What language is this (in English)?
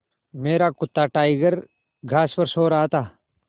Hindi